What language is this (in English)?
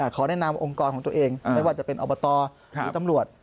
Thai